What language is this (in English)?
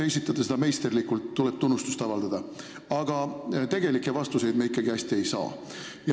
Estonian